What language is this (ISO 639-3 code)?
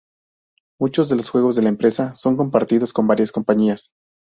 spa